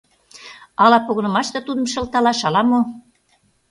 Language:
Mari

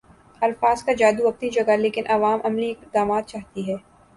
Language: Urdu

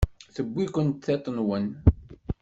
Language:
Kabyle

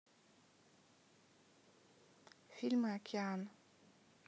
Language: Russian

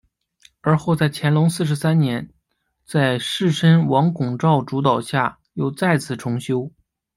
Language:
Chinese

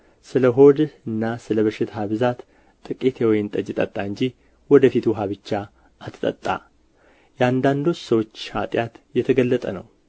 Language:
Amharic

